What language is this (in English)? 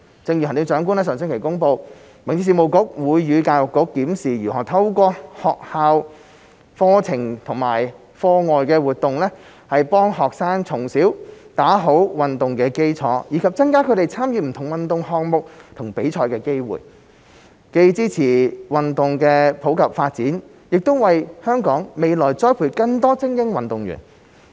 Cantonese